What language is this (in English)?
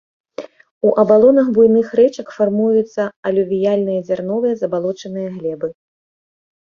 Belarusian